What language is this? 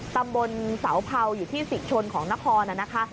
Thai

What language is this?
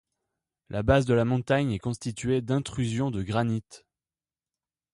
French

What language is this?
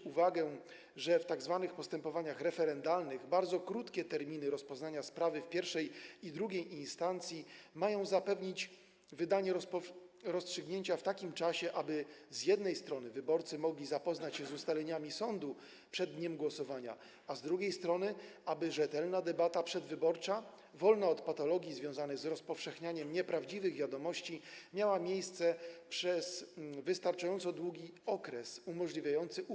Polish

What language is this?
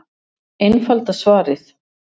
Icelandic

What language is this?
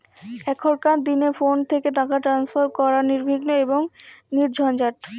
Bangla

